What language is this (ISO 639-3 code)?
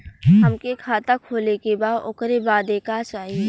bho